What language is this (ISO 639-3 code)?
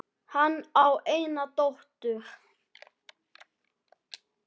isl